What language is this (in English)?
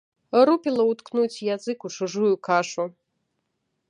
Belarusian